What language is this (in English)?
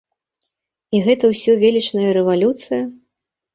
Belarusian